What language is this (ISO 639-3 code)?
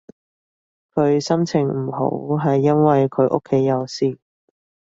yue